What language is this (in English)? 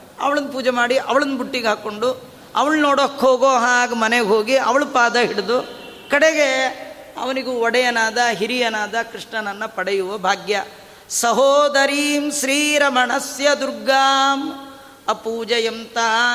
Kannada